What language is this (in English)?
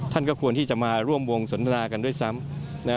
Thai